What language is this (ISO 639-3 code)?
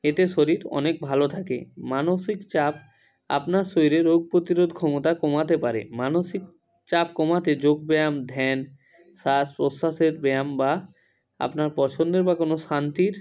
ben